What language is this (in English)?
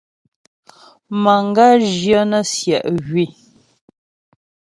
Ghomala